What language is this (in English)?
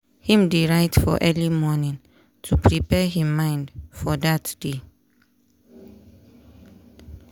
Nigerian Pidgin